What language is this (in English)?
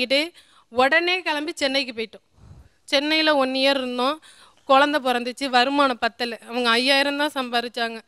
Tamil